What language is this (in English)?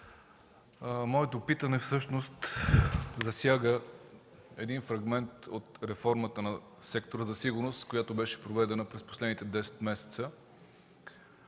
Bulgarian